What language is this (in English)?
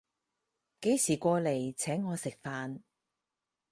Cantonese